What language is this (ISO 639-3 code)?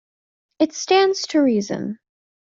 eng